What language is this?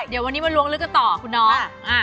Thai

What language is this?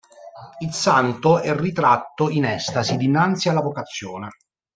Italian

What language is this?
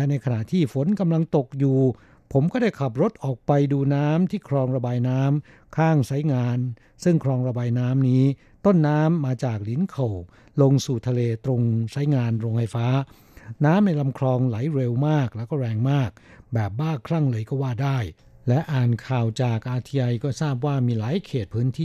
Thai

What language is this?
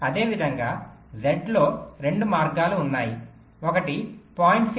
Telugu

